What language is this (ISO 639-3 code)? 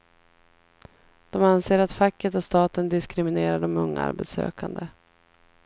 swe